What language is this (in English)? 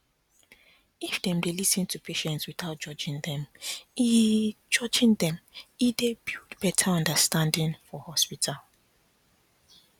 Nigerian Pidgin